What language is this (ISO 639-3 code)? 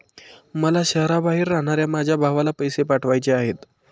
mar